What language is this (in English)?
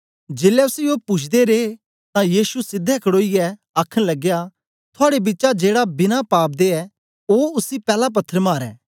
Dogri